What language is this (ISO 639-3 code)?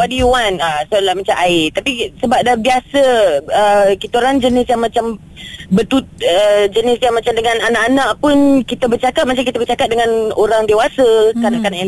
msa